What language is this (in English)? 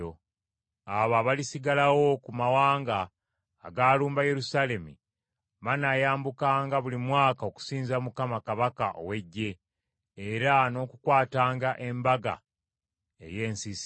Ganda